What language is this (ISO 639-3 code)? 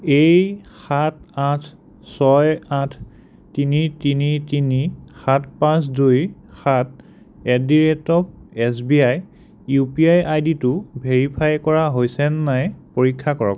asm